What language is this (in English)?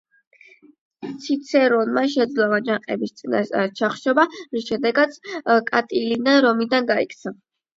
Georgian